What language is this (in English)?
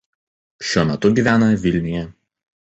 Lithuanian